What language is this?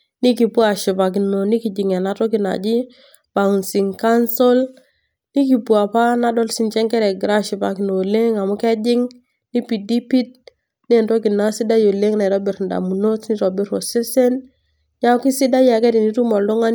Masai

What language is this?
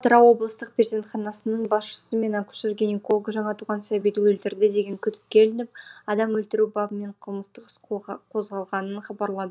Kazakh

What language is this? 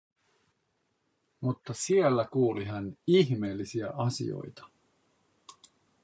Finnish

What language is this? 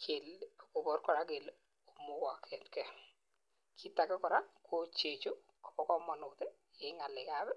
Kalenjin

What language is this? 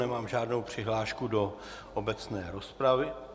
Czech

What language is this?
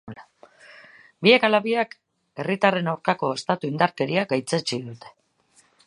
Basque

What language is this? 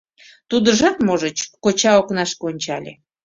Mari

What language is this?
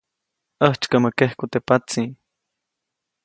Copainalá Zoque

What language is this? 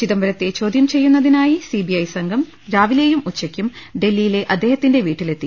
Malayalam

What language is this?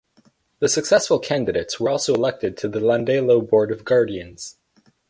English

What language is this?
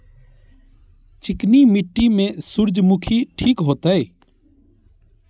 Maithili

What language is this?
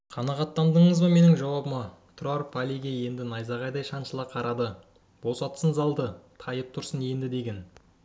Kazakh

